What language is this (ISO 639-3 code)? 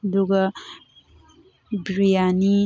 mni